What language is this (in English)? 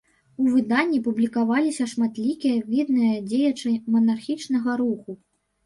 Belarusian